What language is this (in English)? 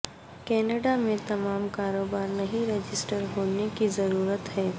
Urdu